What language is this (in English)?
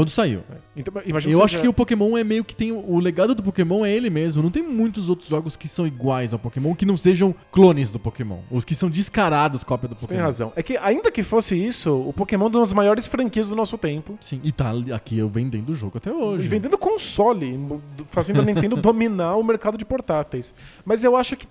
Portuguese